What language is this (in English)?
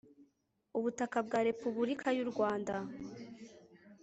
Kinyarwanda